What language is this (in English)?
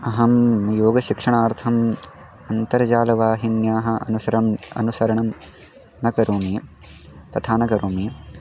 Sanskrit